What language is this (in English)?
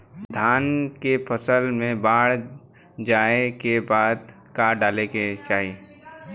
Bhojpuri